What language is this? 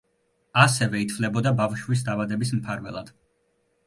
Georgian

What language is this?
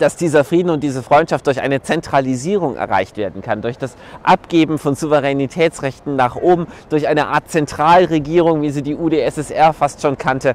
German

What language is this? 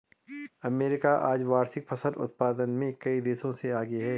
Hindi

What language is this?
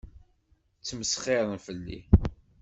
Kabyle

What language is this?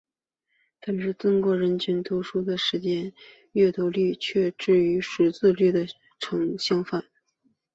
Chinese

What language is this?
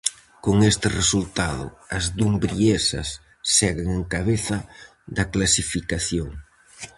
Galician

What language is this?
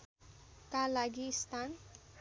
Nepali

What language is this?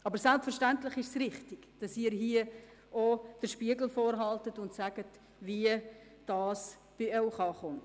Swiss German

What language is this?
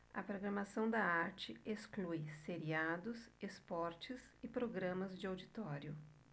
Portuguese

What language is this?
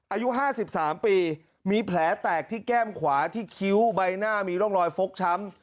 Thai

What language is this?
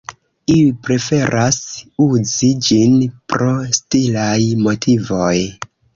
Esperanto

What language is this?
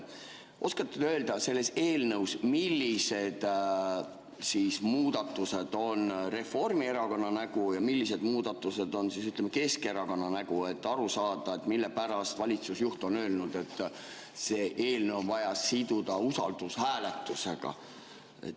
Estonian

